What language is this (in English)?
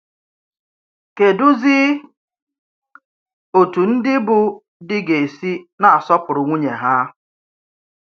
Igbo